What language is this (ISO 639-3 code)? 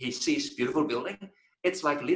ind